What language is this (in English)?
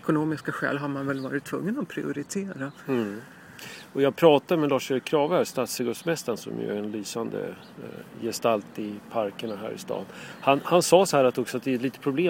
Swedish